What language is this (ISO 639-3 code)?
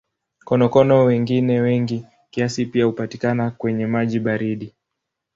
swa